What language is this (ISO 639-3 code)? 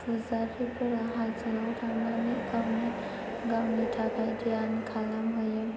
brx